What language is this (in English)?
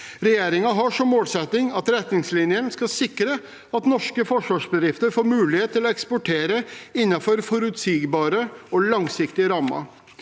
Norwegian